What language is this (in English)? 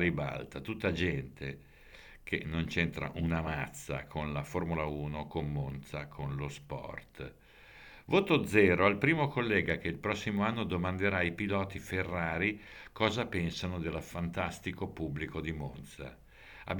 Italian